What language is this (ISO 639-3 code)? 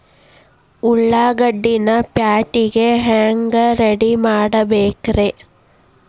kan